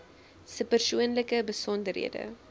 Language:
Afrikaans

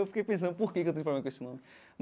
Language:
Portuguese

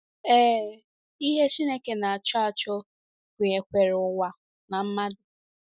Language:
Igbo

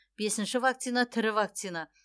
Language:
Kazakh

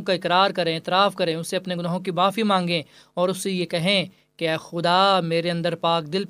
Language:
Urdu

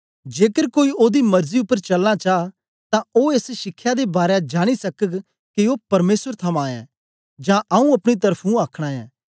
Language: Dogri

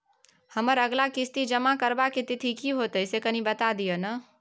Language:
Maithili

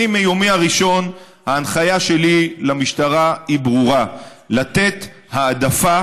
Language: Hebrew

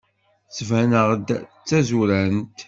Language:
Kabyle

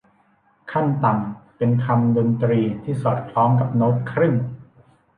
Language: Thai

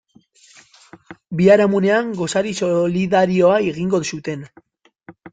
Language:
Basque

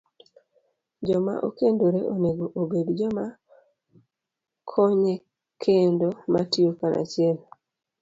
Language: Luo (Kenya and Tanzania)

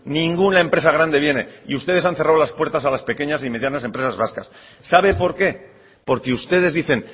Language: Spanish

